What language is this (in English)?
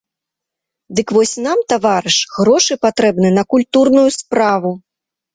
Belarusian